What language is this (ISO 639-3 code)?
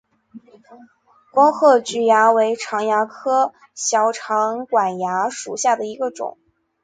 zho